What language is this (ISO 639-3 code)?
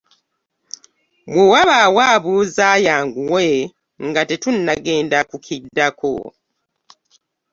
lug